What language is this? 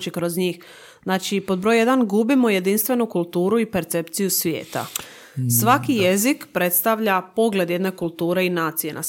Croatian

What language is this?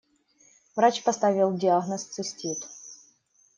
Russian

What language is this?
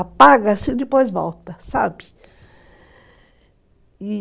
Portuguese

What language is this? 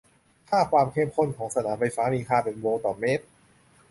Thai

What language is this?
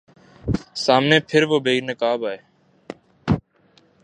Urdu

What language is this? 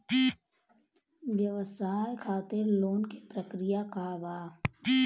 Bhojpuri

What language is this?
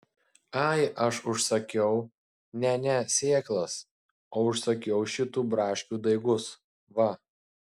Lithuanian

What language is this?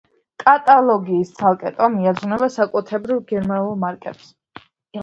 Georgian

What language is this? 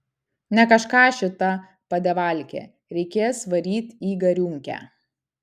Lithuanian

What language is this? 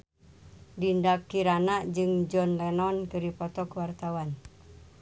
Sundanese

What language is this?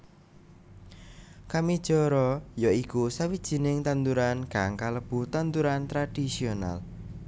Javanese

